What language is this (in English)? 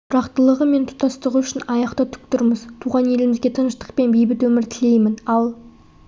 Kazakh